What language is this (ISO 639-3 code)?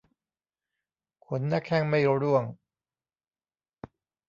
tha